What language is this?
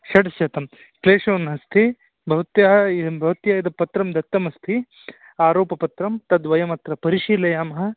Sanskrit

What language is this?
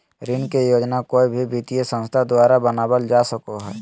Magahi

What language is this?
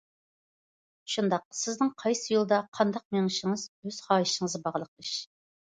Uyghur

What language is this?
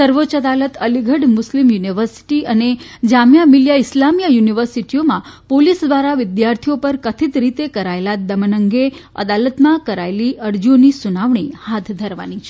Gujarati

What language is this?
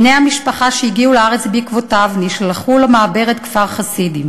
Hebrew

